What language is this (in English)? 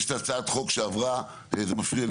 Hebrew